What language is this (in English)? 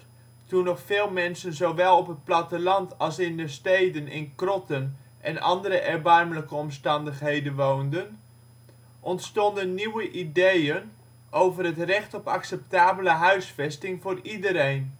Dutch